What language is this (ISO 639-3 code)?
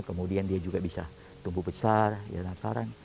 ind